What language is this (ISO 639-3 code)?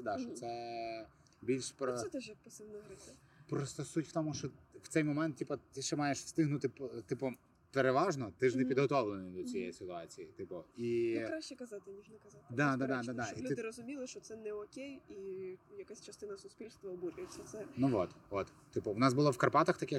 ukr